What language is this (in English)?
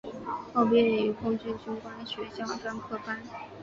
Chinese